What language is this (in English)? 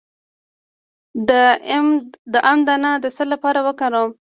Pashto